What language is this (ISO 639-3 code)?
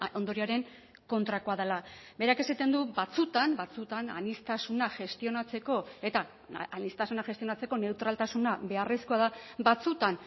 eus